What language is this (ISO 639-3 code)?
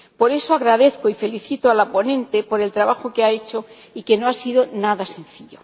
spa